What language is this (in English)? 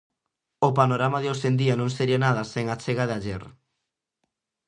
Galician